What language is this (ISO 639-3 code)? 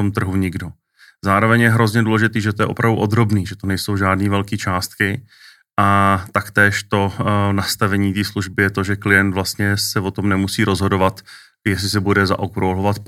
ces